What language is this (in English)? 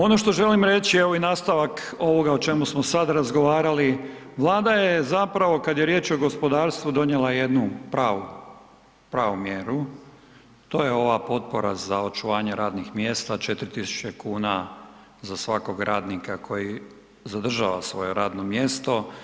Croatian